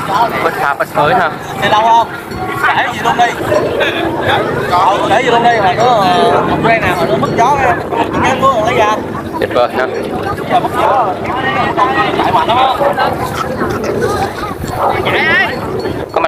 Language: Vietnamese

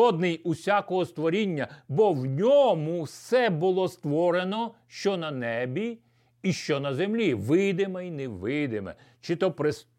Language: Ukrainian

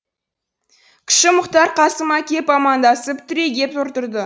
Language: Kazakh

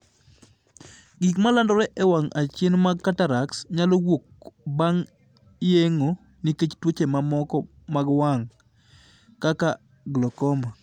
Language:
Luo (Kenya and Tanzania)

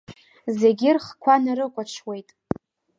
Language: Abkhazian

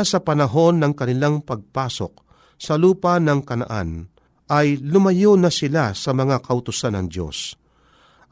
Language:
Filipino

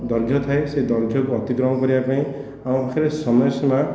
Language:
Odia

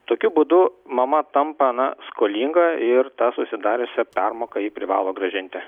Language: Lithuanian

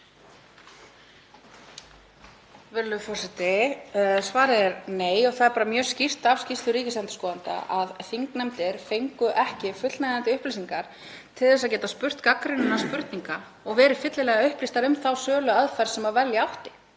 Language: Icelandic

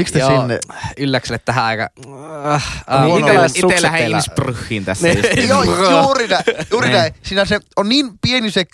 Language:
Finnish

